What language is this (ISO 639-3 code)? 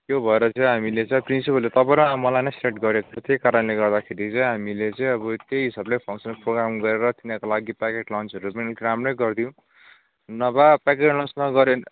nep